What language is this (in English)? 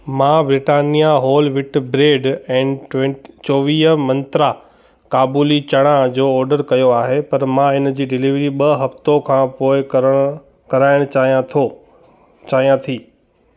Sindhi